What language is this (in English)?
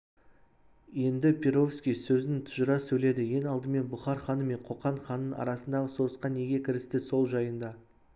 Kazakh